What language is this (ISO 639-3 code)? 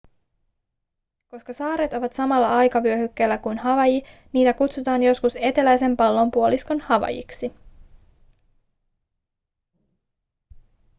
fin